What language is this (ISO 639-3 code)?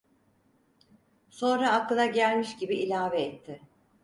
tur